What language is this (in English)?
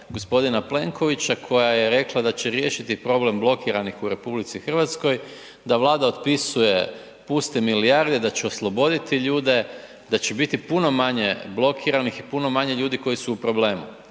Croatian